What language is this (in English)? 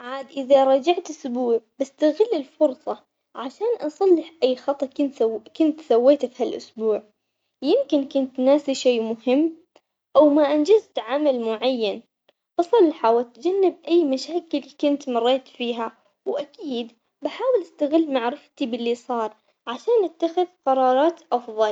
Omani Arabic